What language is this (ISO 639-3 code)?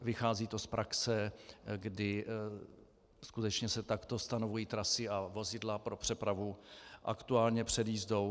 ces